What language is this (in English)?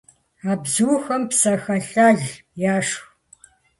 Kabardian